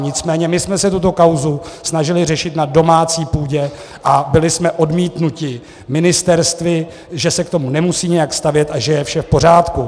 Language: Czech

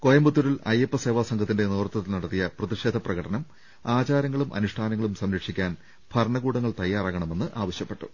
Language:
Malayalam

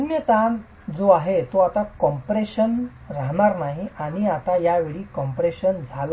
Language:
Marathi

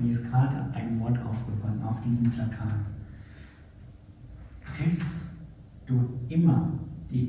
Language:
German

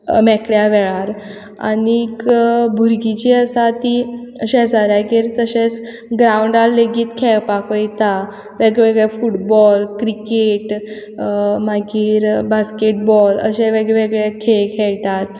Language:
Konkani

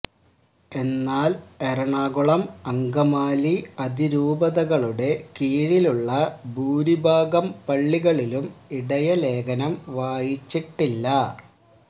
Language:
Malayalam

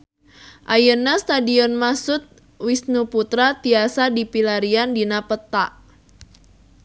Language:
Sundanese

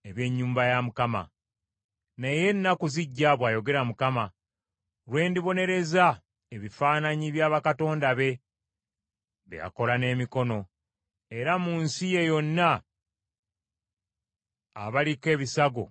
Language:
Ganda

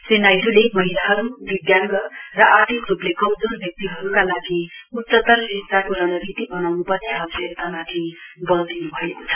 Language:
Nepali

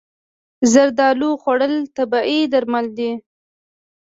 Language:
Pashto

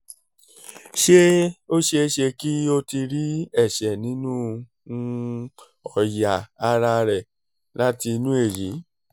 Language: Yoruba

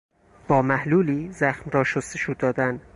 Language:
Persian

